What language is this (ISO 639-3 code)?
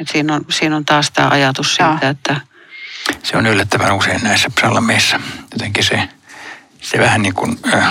fin